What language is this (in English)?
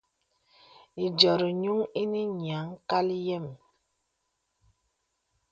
Bebele